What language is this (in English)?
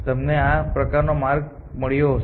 Gujarati